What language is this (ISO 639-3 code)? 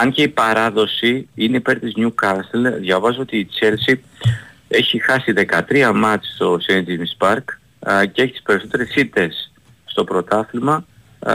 ell